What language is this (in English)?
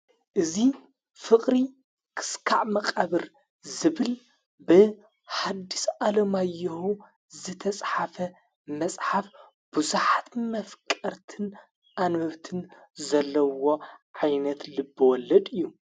Tigrinya